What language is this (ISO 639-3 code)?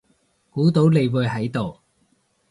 yue